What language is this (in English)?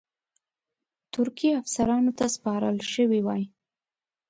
Pashto